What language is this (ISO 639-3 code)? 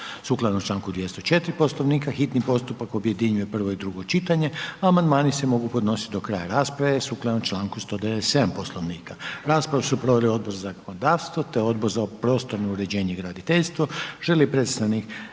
hrv